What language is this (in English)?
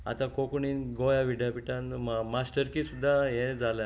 Konkani